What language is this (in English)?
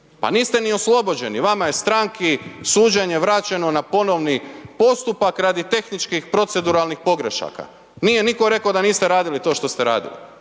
Croatian